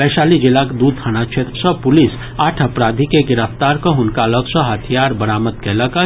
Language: Maithili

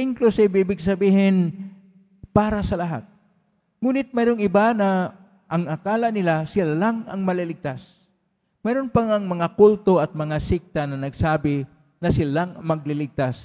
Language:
Filipino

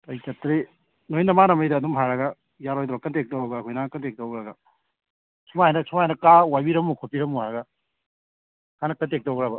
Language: Manipuri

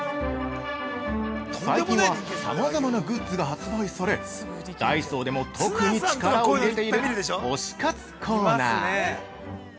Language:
Japanese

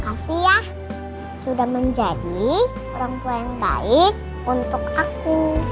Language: Indonesian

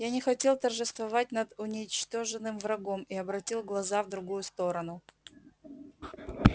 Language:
Russian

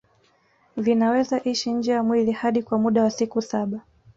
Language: Swahili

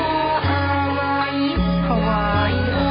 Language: Thai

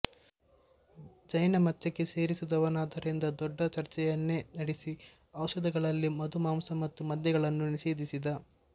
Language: Kannada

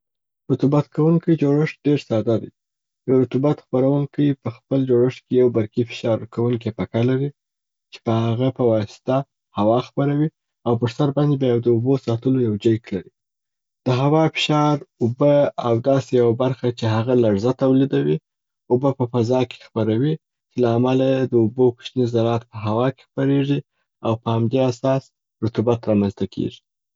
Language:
Southern Pashto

